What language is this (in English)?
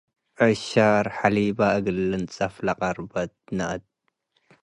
Tigre